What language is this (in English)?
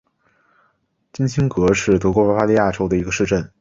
Chinese